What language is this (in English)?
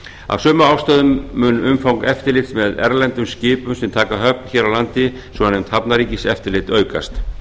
Icelandic